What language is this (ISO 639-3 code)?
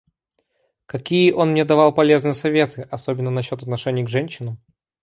rus